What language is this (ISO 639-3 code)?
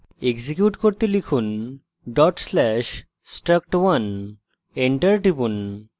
ben